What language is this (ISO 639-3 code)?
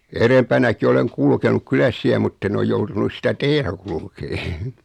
fin